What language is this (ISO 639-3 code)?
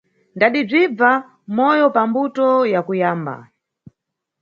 nyu